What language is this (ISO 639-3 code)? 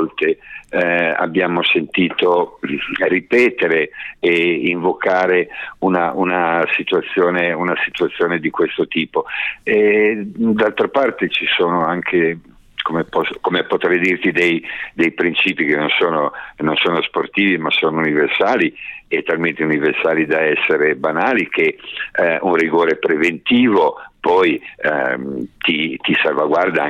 ita